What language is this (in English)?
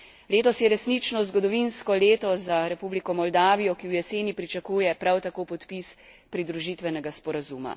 Slovenian